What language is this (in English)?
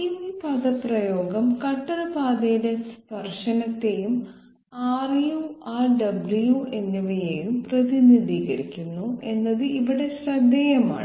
Malayalam